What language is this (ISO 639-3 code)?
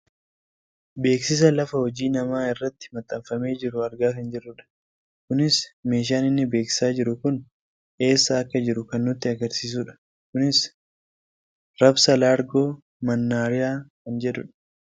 orm